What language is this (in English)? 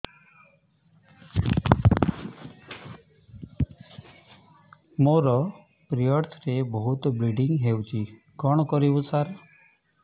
Odia